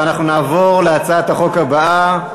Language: Hebrew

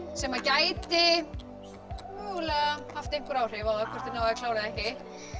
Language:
Icelandic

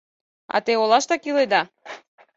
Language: Mari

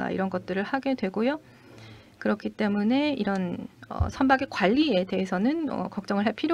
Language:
Korean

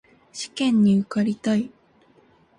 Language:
Japanese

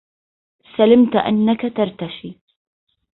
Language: Arabic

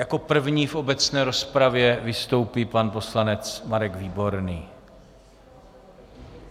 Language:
Czech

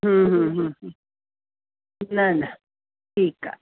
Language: Sindhi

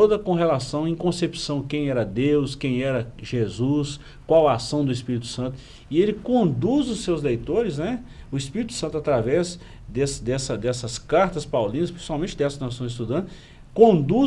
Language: Portuguese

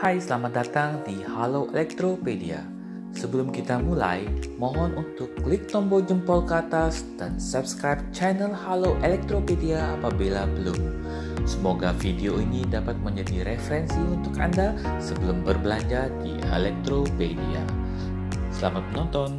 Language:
Indonesian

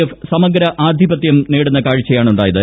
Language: Malayalam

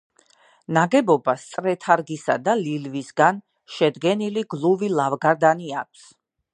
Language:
Georgian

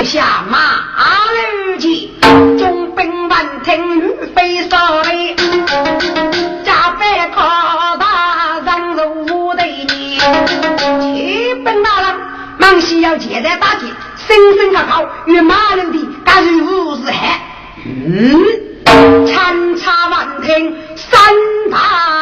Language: Chinese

